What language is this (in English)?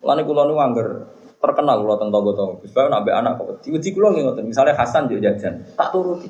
Malay